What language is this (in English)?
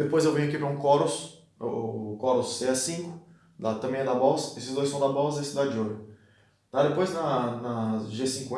Portuguese